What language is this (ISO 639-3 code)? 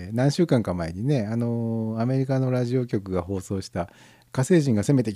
jpn